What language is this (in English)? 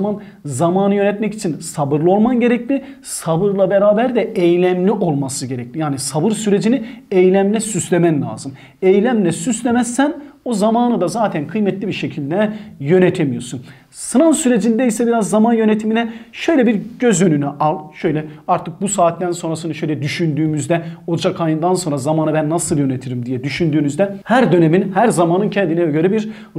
Turkish